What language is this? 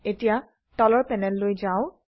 Assamese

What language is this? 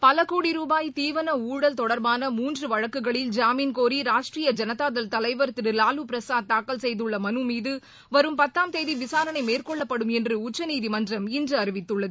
Tamil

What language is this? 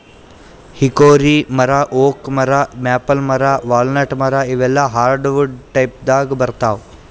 Kannada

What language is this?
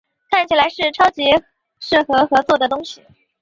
Chinese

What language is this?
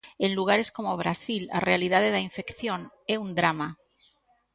Galician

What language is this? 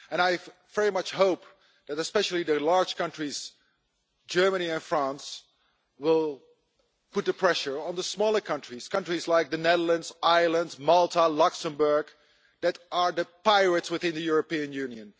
English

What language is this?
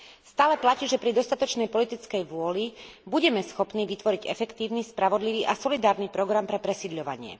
Slovak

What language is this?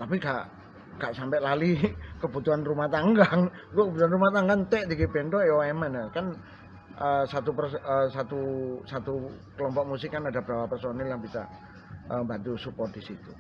Indonesian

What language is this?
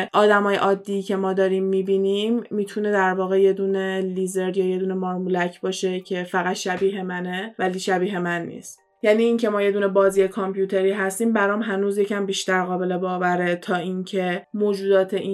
Persian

